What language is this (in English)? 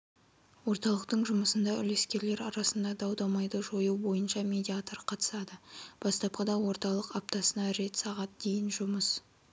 Kazakh